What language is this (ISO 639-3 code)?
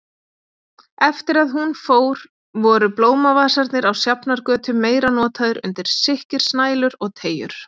isl